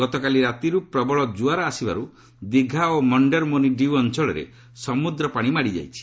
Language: Odia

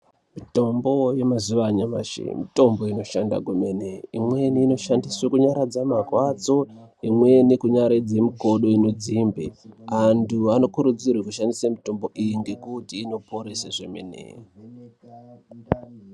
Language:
Ndau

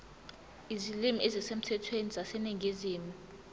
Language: Zulu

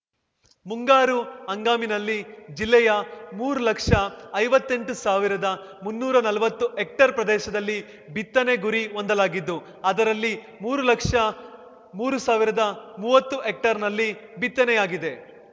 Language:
Kannada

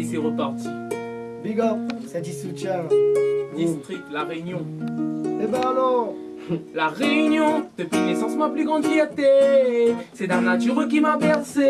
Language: French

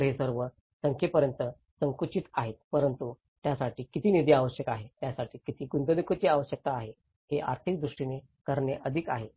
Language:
Marathi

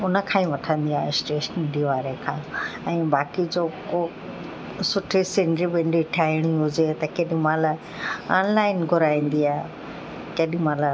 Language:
Sindhi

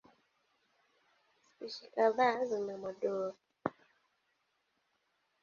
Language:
Swahili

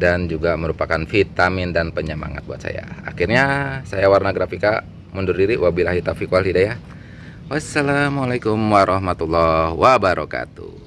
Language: Indonesian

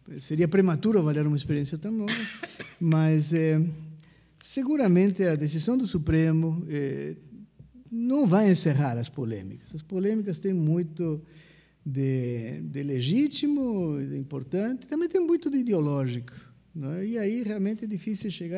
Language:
Portuguese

